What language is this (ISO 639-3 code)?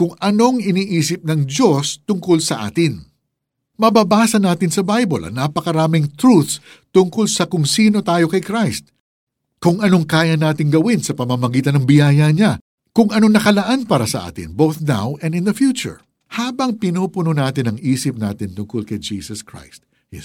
fil